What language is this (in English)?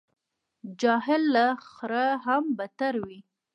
Pashto